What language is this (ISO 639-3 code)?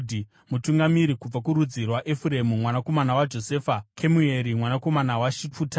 sna